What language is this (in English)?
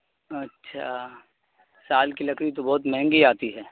Urdu